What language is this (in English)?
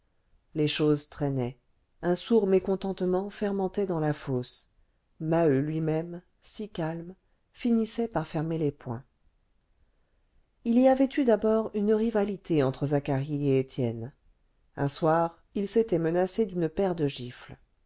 French